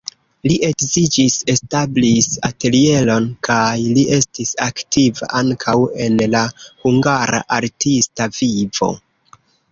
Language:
Esperanto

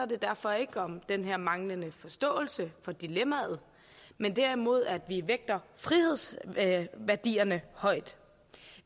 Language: Danish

